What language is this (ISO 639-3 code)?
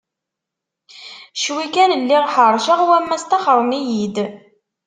kab